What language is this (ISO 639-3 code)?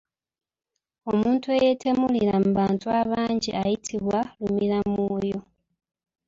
lug